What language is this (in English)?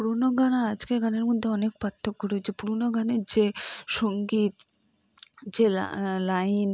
Bangla